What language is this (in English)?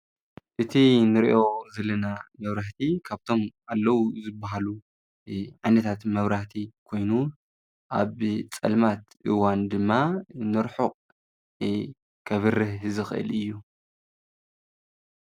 Tigrinya